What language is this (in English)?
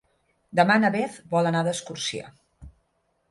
Catalan